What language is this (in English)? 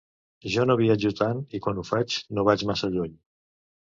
Catalan